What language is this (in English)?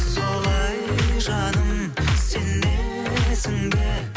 Kazakh